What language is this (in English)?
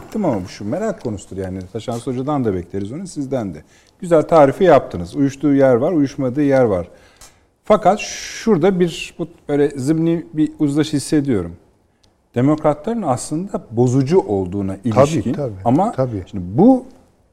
Turkish